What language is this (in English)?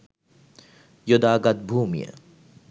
Sinhala